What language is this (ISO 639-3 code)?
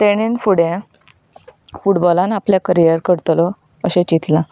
kok